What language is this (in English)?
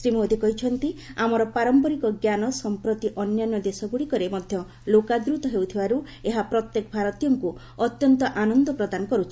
Odia